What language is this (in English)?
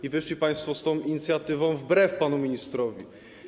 Polish